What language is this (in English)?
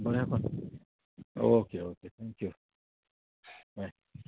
Konkani